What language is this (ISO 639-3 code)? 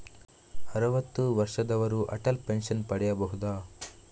kan